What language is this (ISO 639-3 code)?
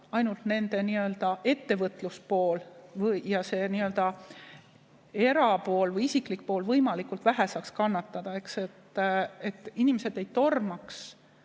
est